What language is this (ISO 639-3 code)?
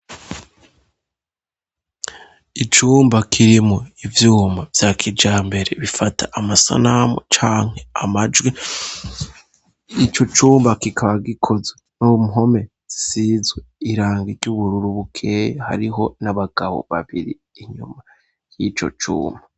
run